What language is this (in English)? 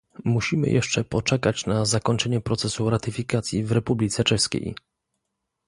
Polish